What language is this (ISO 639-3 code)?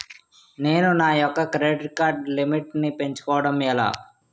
tel